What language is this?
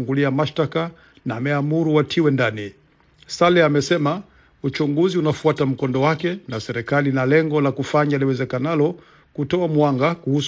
Swahili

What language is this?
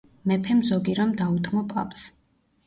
Georgian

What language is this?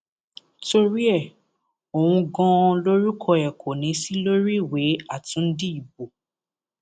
Yoruba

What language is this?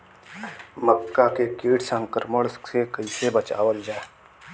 Bhojpuri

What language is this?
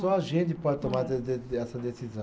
Portuguese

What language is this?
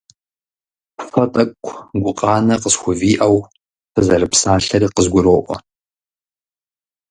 Kabardian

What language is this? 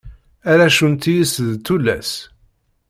Kabyle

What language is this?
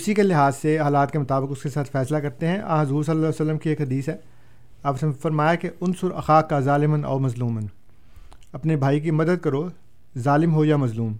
Urdu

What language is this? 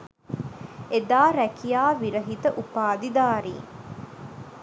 Sinhala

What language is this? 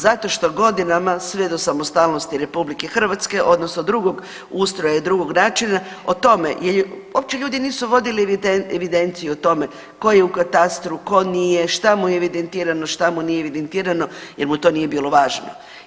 Croatian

